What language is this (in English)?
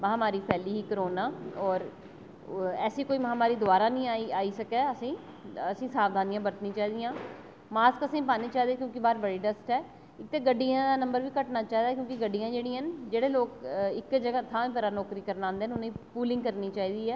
Dogri